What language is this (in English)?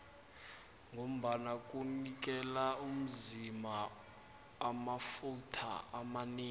South Ndebele